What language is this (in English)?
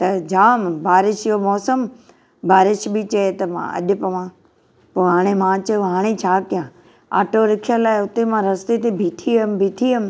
Sindhi